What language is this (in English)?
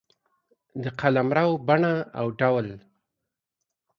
Pashto